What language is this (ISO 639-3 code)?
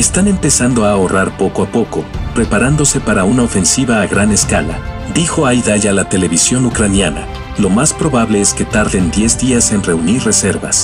spa